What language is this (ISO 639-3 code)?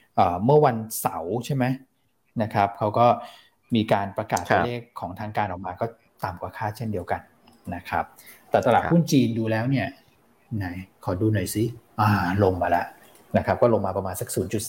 tha